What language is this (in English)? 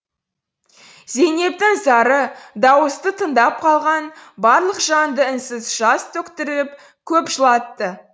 Kazakh